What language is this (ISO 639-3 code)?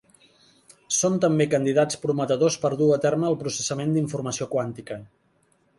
cat